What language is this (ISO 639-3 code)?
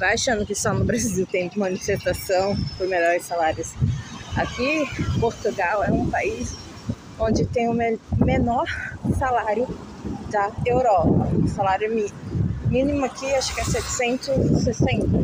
por